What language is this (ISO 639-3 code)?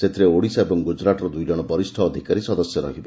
ori